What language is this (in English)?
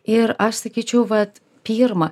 Lithuanian